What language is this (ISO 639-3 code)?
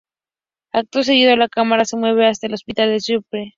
spa